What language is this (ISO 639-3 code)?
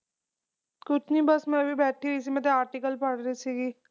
pan